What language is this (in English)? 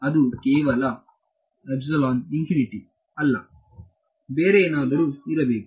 Kannada